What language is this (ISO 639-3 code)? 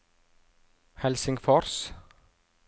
nor